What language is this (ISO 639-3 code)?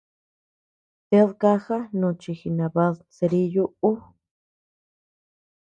cux